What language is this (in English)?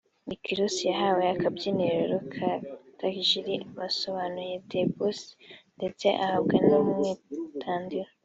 Kinyarwanda